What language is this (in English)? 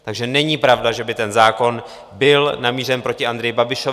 Czech